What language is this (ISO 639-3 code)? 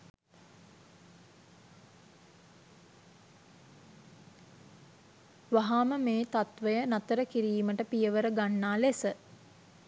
sin